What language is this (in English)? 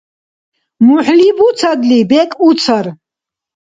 Dargwa